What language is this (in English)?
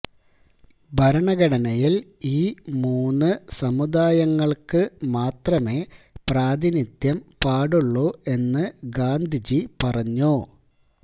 Malayalam